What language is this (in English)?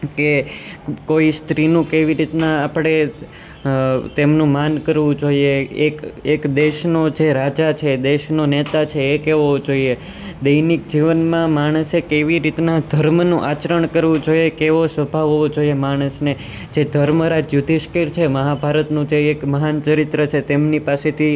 Gujarati